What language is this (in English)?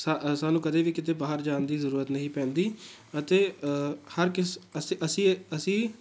Punjabi